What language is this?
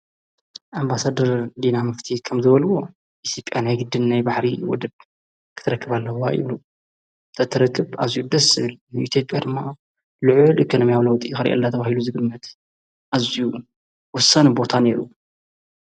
Tigrinya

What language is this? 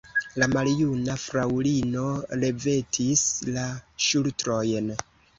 Esperanto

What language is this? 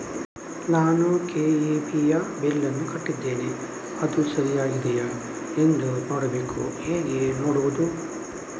Kannada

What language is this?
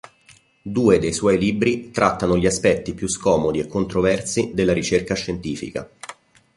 Italian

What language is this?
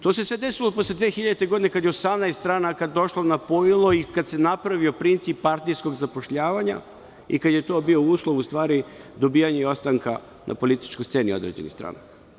Serbian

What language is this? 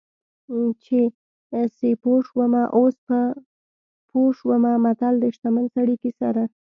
Pashto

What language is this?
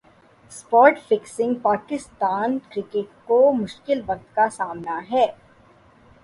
Urdu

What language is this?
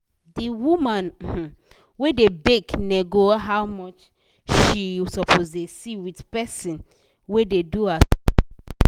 Nigerian Pidgin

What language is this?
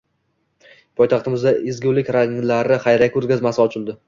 Uzbek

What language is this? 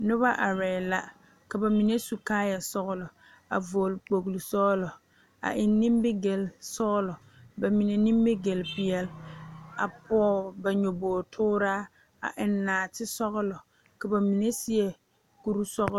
Southern Dagaare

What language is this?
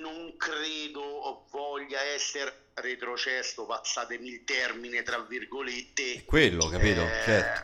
Italian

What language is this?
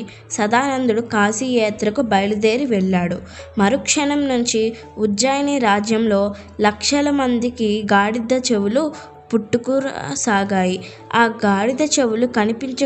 Telugu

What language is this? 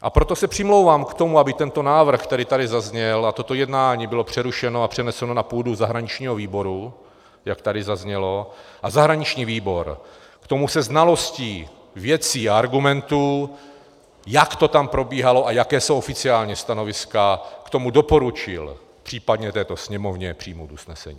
Czech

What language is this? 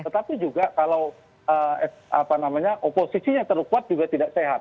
Indonesian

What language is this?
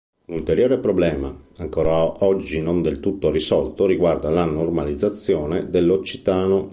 Italian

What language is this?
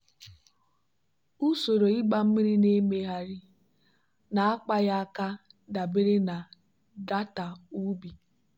Igbo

